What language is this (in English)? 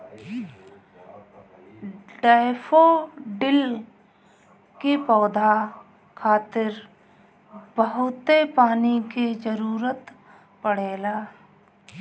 Bhojpuri